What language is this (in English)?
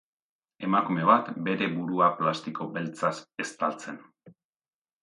Basque